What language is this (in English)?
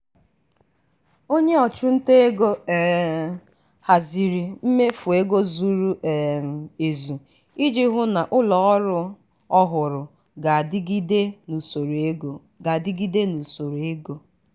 Igbo